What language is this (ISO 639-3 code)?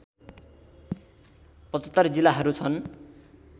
nep